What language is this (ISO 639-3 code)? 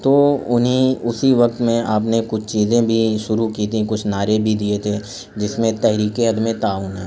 urd